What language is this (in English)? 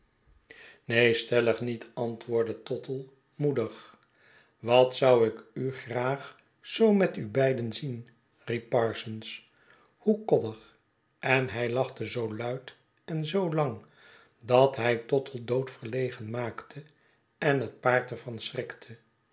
Dutch